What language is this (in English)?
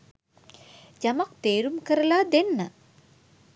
Sinhala